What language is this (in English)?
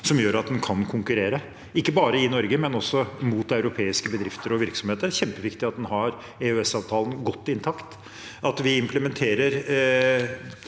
Norwegian